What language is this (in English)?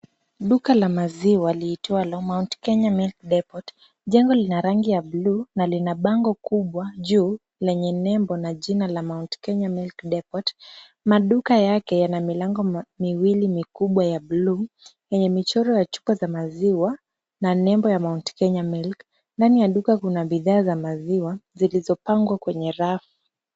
Swahili